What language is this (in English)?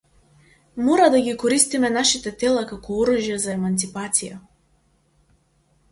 Macedonian